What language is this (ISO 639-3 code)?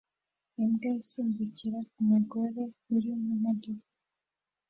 kin